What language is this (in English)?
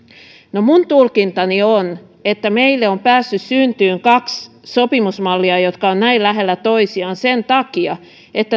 Finnish